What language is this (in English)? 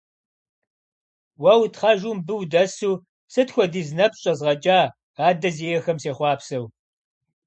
Kabardian